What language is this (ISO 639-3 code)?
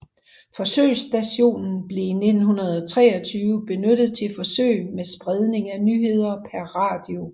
dan